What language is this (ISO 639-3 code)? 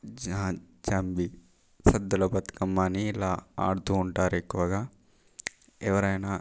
tel